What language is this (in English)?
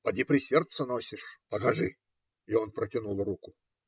Russian